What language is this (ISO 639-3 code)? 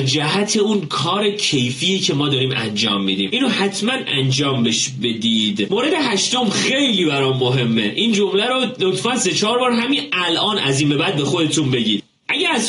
fas